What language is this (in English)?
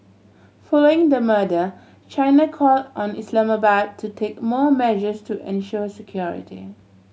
English